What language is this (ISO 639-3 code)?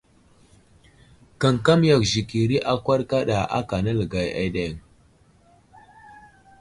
udl